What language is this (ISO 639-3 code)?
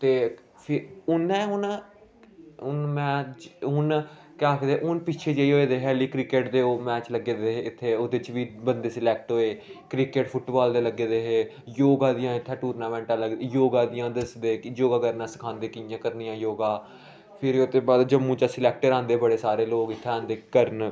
doi